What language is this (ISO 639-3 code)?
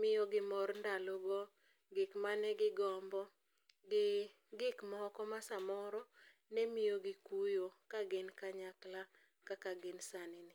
luo